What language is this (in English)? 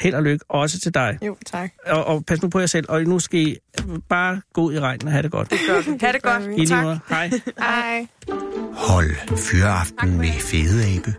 Danish